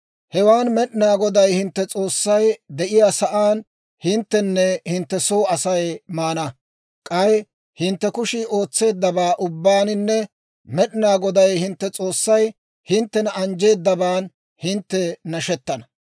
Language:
Dawro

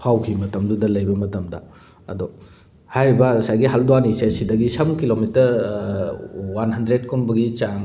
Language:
Manipuri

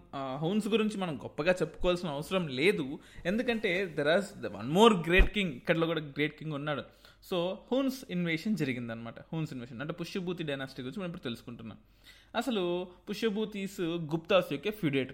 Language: Telugu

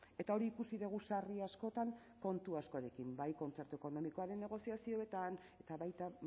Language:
Basque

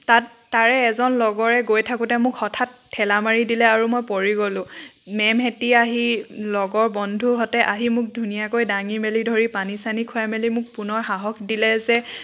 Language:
Assamese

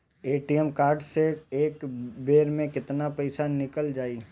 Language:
Bhojpuri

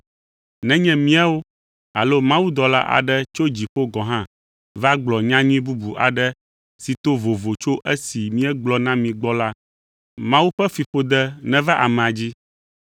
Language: Ewe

